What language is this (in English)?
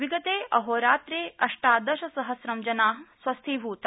Sanskrit